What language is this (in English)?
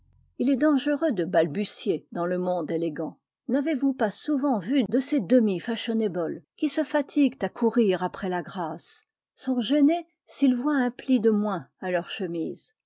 French